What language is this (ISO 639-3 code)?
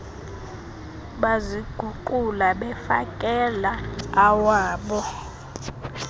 xho